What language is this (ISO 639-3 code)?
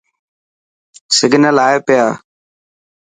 mki